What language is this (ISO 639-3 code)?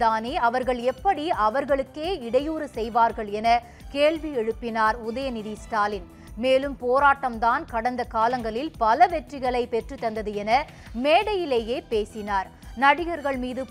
tam